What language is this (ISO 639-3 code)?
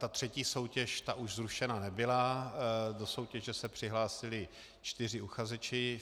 ces